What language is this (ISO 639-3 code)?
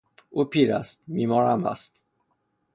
fas